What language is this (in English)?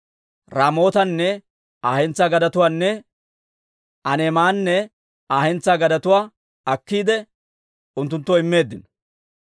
Dawro